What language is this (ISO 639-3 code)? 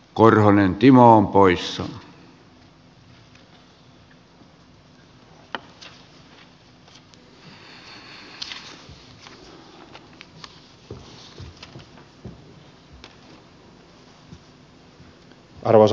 fin